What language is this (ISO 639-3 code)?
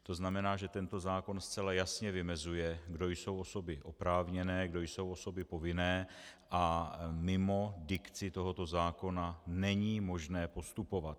ces